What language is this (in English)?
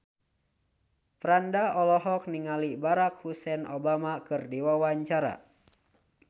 Sundanese